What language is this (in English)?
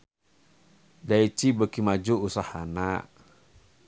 Sundanese